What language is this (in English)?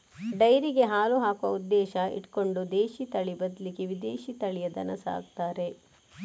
Kannada